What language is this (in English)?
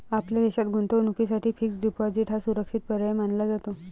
Marathi